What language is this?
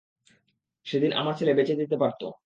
Bangla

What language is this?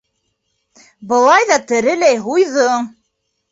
Bashkir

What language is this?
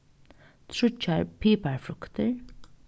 Faroese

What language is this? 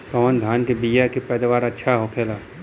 Bhojpuri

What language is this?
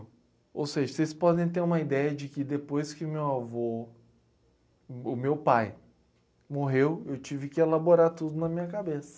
Portuguese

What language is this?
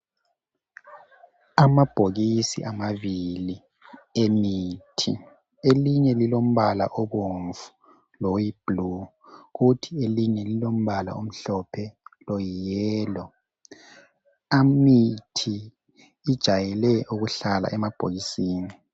North Ndebele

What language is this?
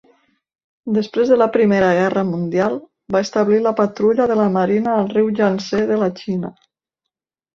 Catalan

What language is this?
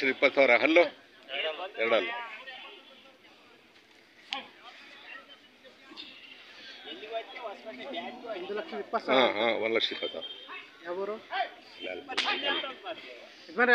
Arabic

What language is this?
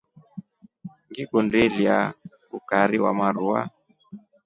Rombo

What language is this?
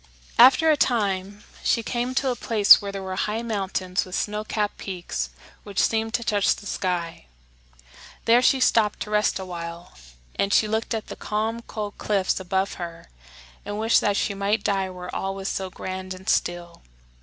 English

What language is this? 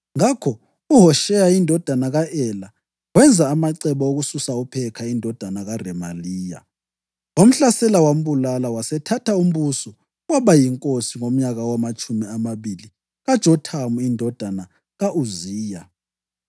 North Ndebele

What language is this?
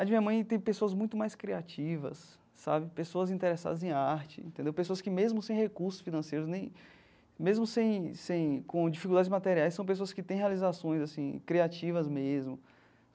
Portuguese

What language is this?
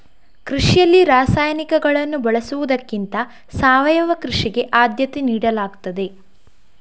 Kannada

